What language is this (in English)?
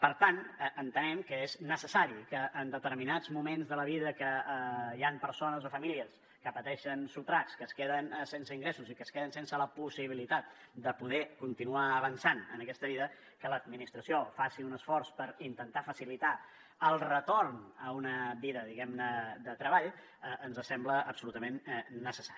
Catalan